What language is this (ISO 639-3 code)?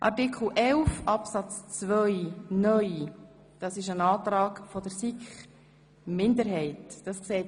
gsw